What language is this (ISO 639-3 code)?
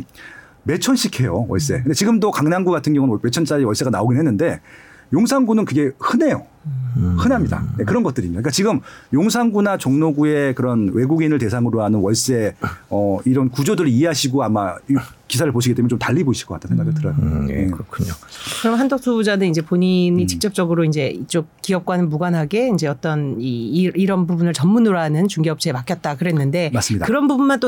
kor